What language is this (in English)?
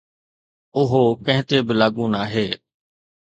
Sindhi